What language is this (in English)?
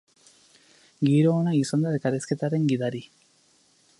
Basque